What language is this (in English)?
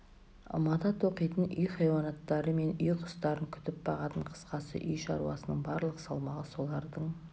Kazakh